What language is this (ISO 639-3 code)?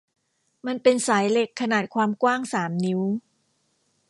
tha